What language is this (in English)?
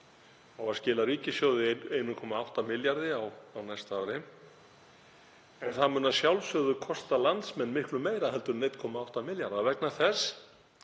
Icelandic